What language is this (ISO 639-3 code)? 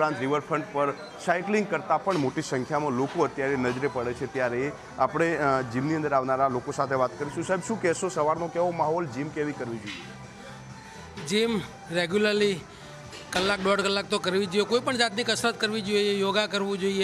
hin